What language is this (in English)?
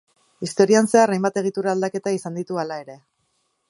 Basque